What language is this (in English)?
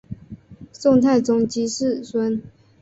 Chinese